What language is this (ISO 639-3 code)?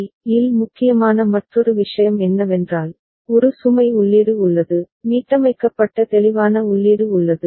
tam